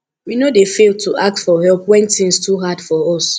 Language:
Nigerian Pidgin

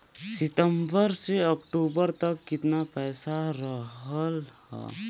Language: Bhojpuri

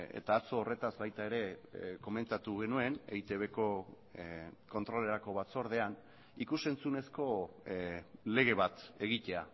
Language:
Basque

